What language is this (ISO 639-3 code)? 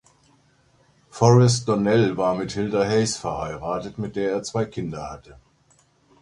deu